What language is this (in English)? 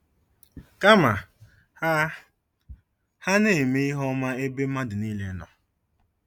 Igbo